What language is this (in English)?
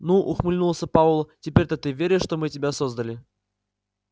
Russian